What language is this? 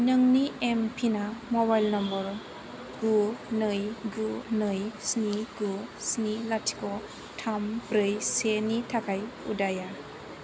Bodo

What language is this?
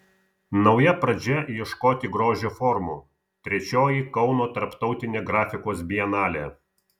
Lithuanian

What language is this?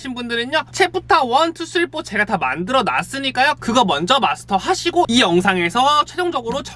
Korean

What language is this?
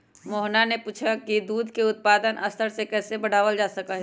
Magahi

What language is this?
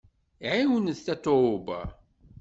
Kabyle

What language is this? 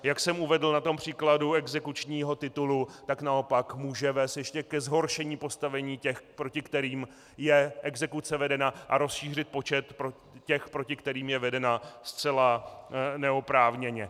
Czech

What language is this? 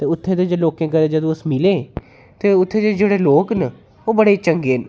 Dogri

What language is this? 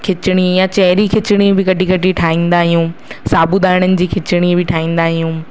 Sindhi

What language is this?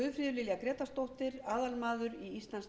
Icelandic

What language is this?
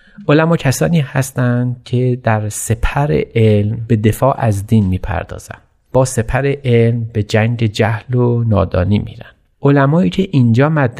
Persian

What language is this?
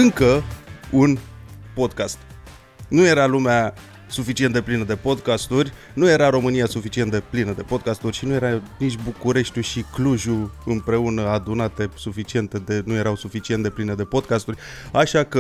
Romanian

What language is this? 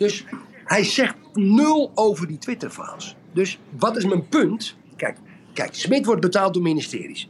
Dutch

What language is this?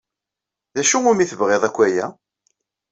Kabyle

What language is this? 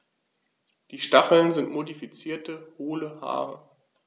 German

